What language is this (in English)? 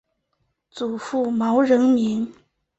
Chinese